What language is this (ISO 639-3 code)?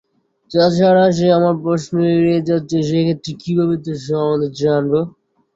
ben